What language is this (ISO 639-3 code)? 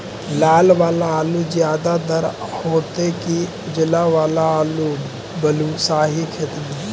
mag